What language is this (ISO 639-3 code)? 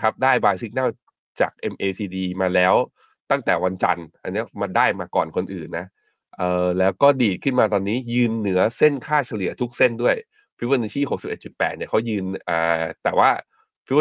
tha